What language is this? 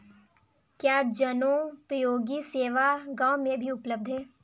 Hindi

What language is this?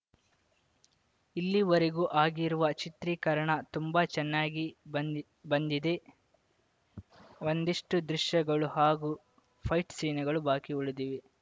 Kannada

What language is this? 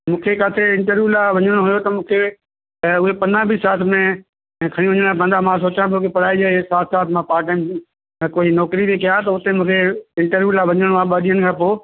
Sindhi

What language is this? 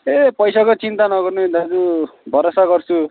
Nepali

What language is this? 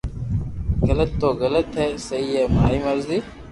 Loarki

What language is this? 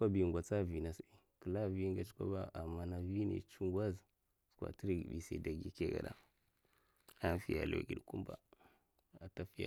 Mafa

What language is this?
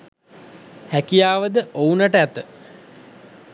Sinhala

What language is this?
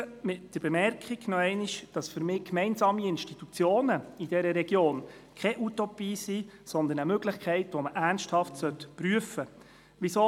Swiss German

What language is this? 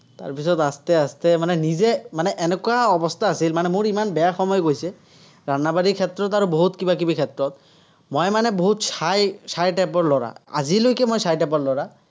Assamese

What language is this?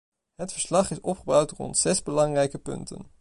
Dutch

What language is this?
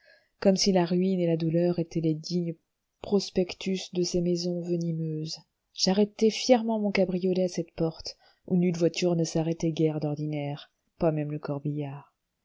French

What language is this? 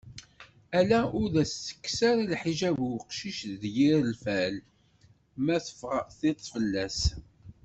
Kabyle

